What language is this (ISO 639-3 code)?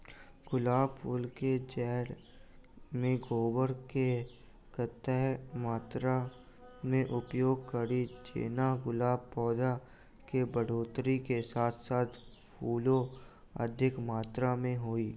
mai